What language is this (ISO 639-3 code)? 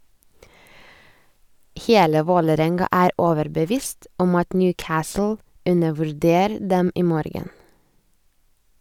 nor